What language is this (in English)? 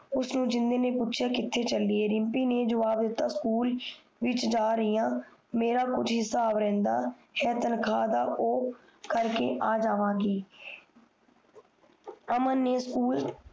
Punjabi